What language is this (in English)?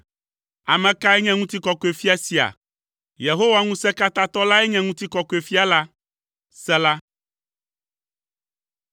Ewe